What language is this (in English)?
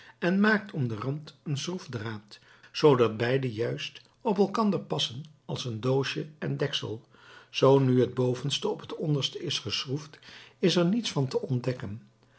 Dutch